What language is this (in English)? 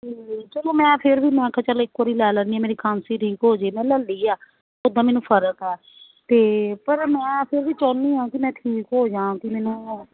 Punjabi